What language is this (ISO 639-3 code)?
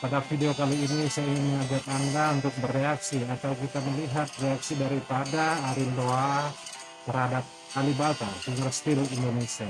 ind